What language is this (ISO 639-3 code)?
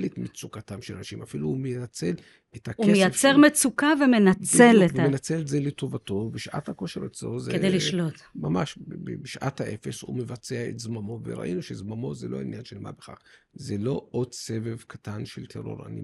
heb